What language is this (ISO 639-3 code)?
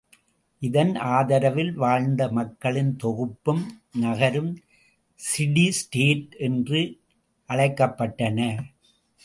tam